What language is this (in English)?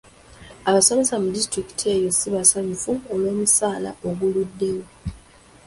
Ganda